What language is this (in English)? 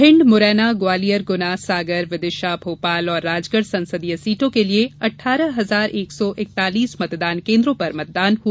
Hindi